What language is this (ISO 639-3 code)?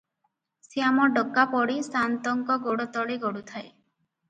ori